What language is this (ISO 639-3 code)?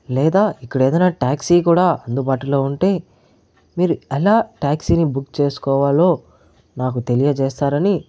tel